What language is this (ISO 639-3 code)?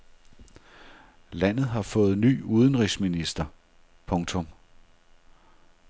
dan